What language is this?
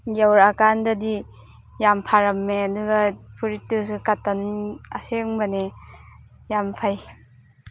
Manipuri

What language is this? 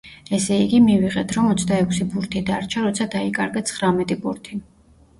Georgian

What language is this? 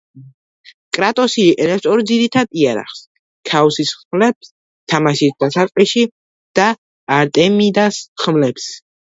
Georgian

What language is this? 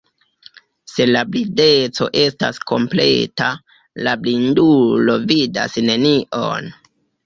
Esperanto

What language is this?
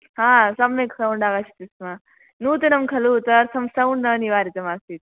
Sanskrit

